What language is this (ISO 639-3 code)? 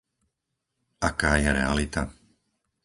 slk